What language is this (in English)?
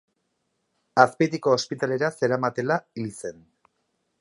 Basque